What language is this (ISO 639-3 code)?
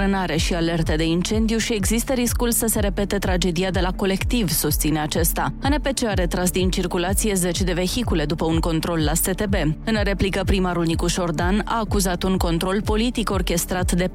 ron